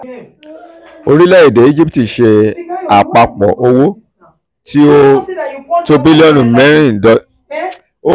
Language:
Yoruba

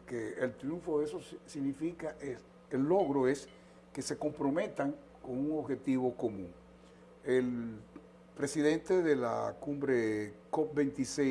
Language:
Spanish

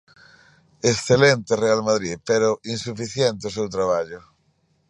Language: Galician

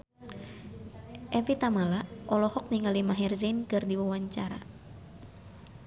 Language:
Sundanese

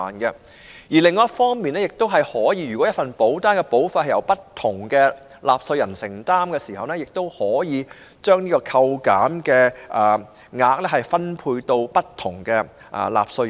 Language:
Cantonese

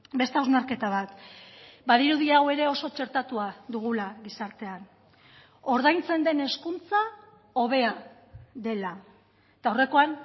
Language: Basque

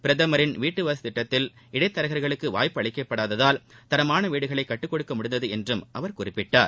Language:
Tamil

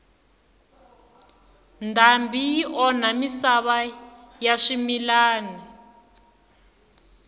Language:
Tsonga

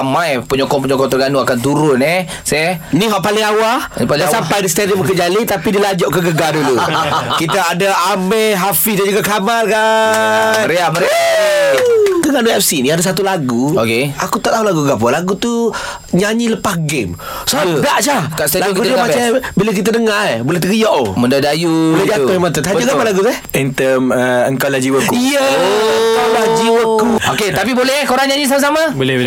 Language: Malay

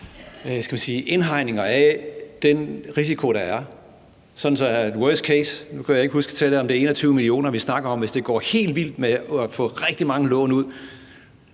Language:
Danish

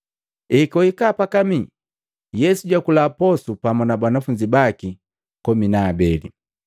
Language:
Matengo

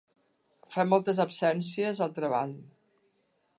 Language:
Catalan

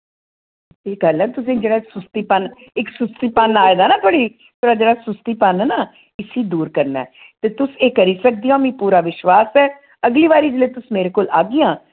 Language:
Dogri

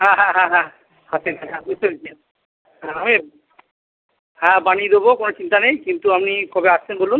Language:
Bangla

